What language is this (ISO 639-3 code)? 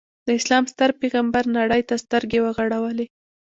pus